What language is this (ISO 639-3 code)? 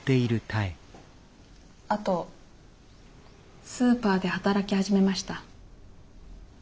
jpn